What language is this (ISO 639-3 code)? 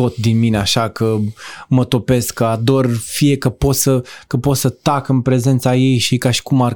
ron